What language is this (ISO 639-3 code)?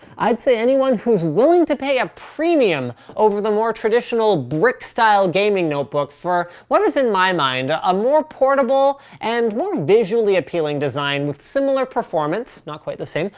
eng